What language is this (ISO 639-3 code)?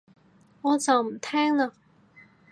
yue